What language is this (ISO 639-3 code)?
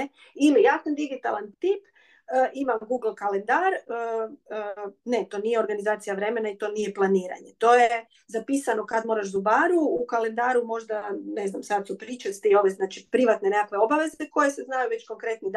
hrv